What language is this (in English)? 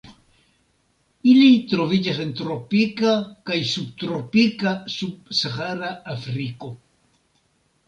Esperanto